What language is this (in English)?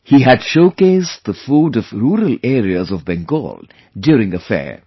English